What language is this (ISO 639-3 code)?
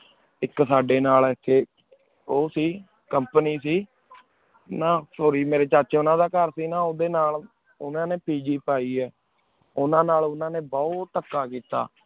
pan